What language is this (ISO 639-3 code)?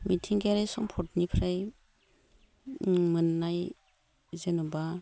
brx